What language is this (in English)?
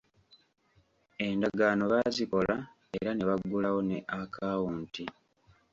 Ganda